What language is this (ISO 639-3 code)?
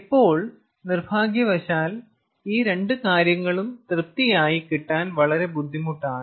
mal